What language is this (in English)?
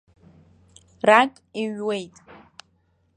Abkhazian